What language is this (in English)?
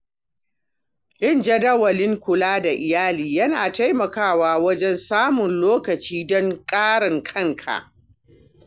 Hausa